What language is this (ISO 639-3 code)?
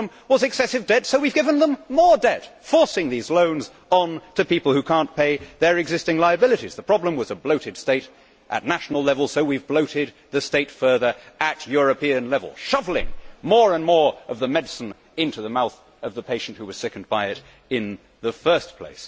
eng